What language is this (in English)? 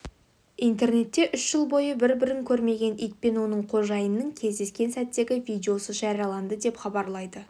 Kazakh